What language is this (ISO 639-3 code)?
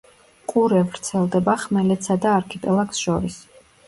kat